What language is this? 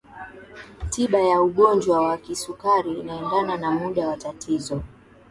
Swahili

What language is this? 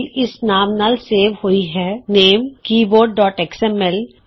Punjabi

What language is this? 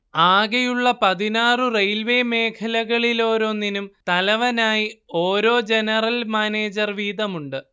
Malayalam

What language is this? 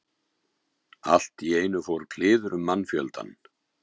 Icelandic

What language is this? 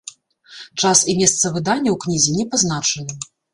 Belarusian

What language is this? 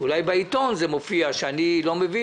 Hebrew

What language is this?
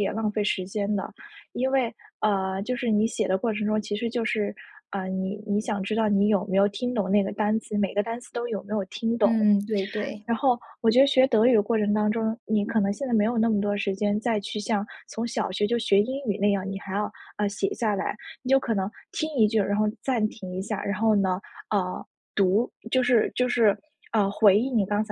Chinese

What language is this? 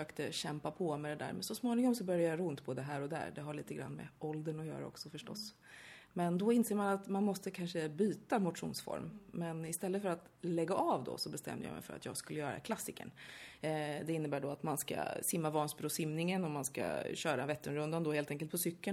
Swedish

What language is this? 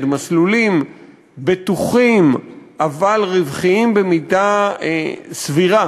Hebrew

